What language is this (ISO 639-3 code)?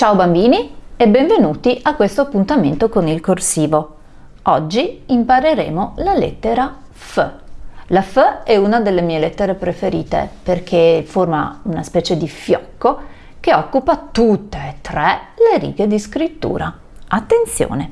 ita